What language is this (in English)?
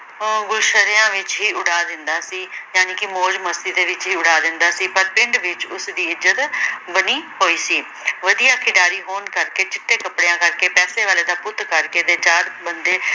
Punjabi